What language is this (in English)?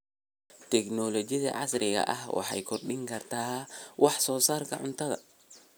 Somali